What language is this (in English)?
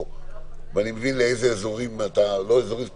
Hebrew